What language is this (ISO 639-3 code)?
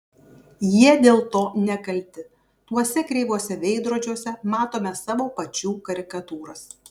lit